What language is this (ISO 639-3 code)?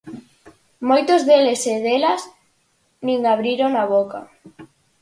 glg